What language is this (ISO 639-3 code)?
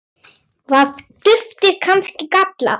isl